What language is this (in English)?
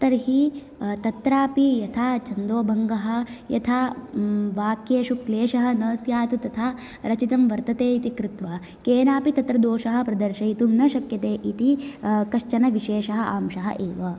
Sanskrit